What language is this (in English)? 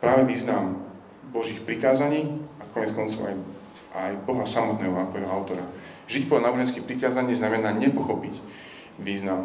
Slovak